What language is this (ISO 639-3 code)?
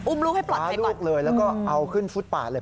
tha